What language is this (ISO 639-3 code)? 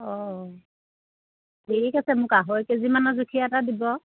asm